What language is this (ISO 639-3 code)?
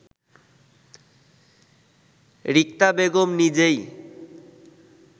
ben